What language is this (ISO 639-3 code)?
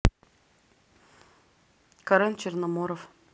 rus